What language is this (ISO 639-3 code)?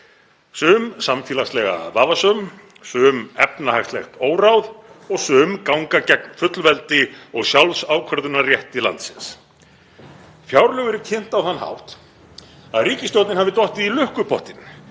isl